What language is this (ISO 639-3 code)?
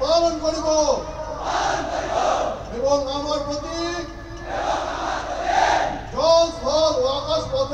ara